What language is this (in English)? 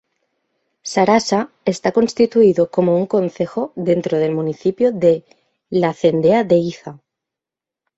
Spanish